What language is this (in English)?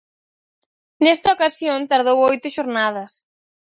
Galician